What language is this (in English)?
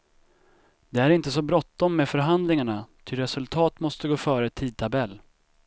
Swedish